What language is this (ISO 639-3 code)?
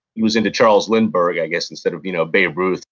eng